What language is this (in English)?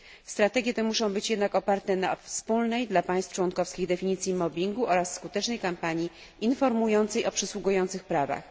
Polish